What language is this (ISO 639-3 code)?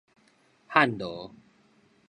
nan